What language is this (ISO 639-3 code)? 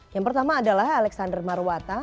ind